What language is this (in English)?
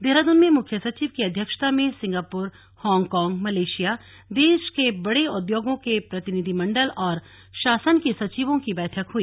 Hindi